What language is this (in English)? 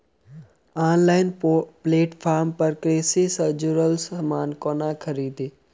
Maithili